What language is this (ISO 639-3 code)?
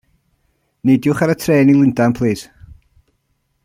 cym